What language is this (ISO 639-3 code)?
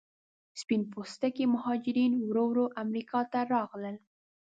pus